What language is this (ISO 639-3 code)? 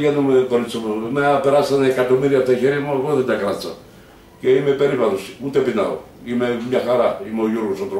ell